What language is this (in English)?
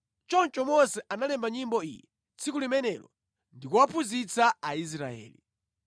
Nyanja